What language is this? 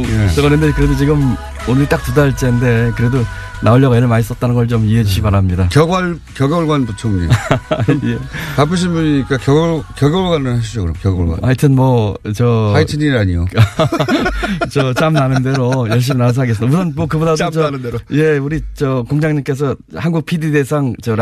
Korean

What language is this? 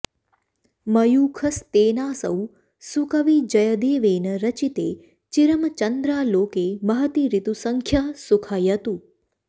Sanskrit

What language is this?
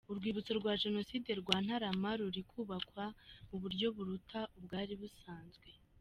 Kinyarwanda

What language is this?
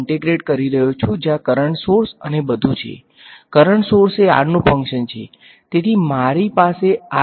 Gujarati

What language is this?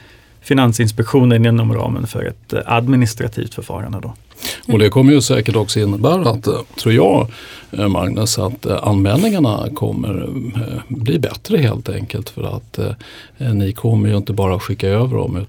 Swedish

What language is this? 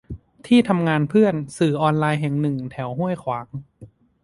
Thai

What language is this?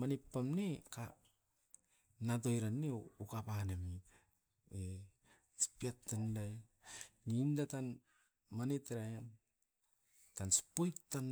Askopan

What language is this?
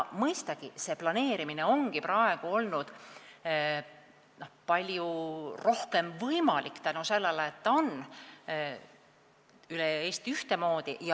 Estonian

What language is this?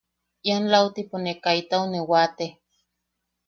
Yaqui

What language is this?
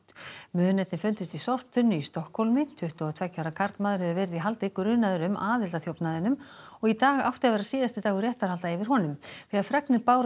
Icelandic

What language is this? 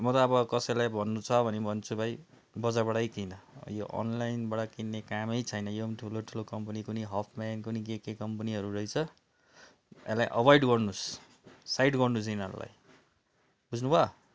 Nepali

